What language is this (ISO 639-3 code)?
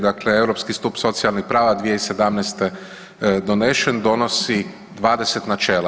hrv